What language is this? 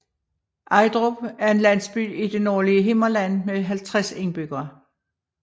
Danish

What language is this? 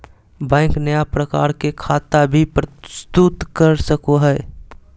Magahi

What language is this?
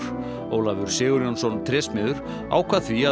Icelandic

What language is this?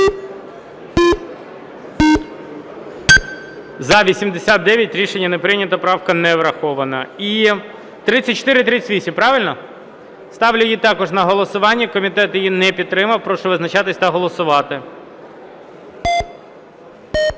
Ukrainian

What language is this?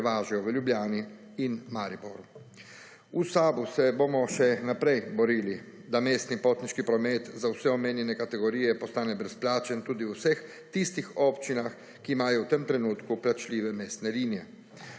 Slovenian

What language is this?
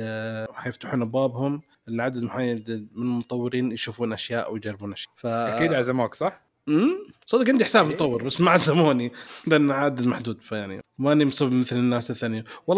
Arabic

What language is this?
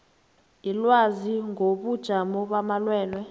South Ndebele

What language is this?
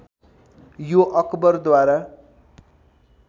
Nepali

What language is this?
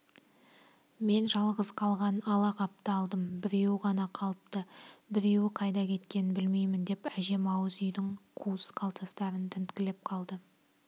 Kazakh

